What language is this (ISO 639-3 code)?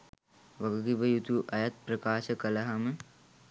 sin